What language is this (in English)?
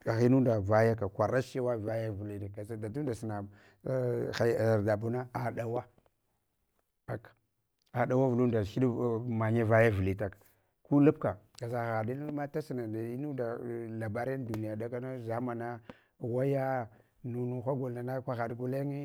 Hwana